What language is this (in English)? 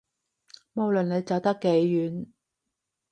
Cantonese